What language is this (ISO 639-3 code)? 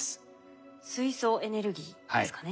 jpn